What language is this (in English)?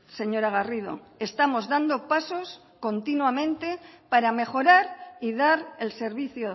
Spanish